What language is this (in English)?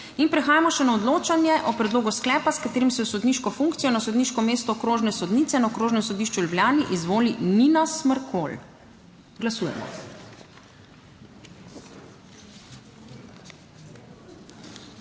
Slovenian